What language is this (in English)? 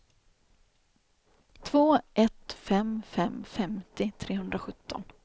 Swedish